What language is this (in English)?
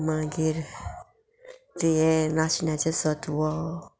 Konkani